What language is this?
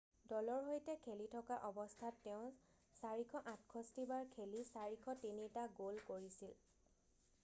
Assamese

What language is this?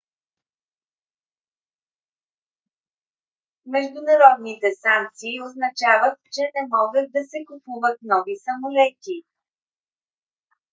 Bulgarian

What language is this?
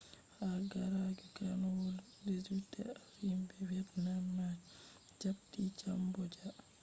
Fula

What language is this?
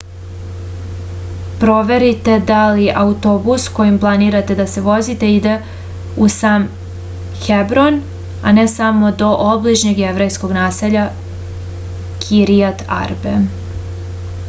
Serbian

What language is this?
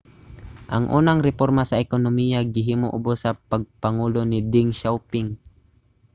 Cebuano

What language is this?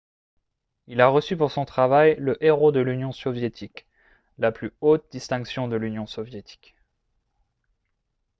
French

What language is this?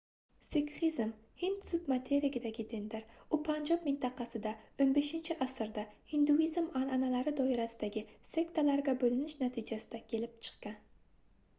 Uzbek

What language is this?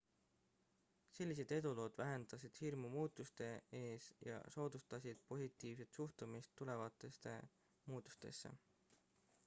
Estonian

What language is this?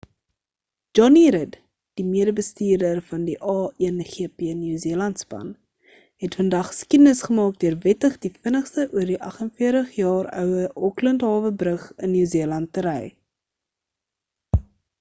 Afrikaans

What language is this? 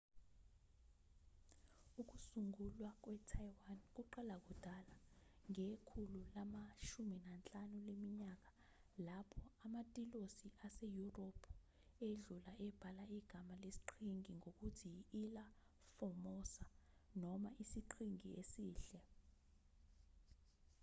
Zulu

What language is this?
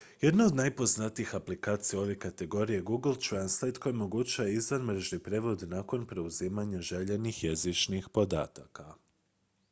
Croatian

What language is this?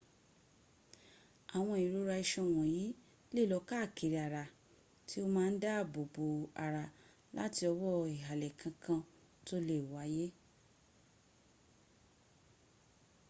Yoruba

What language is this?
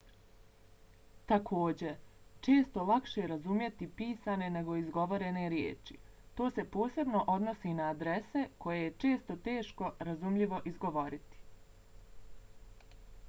Bosnian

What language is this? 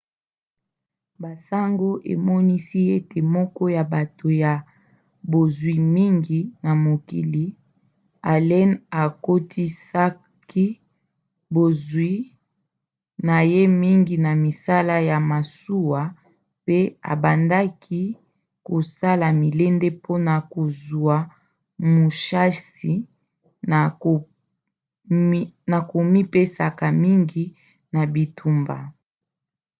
Lingala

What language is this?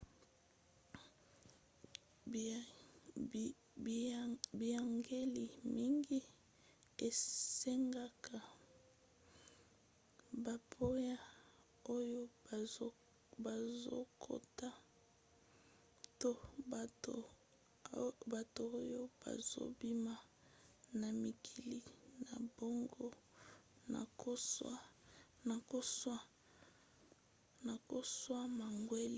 Lingala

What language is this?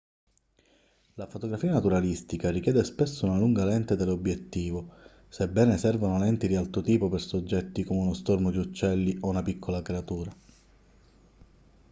Italian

